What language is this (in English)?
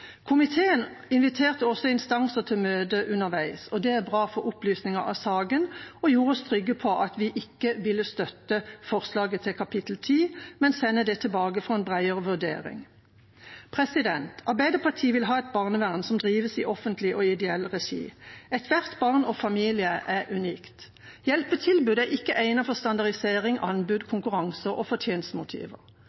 Norwegian Bokmål